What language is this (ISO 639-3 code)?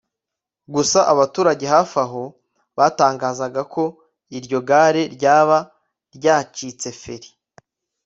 kin